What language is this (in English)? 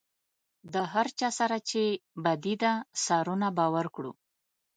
Pashto